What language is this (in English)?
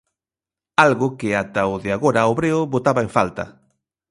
Galician